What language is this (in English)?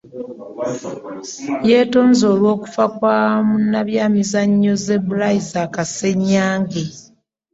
Ganda